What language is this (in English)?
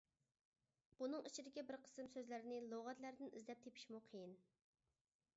Uyghur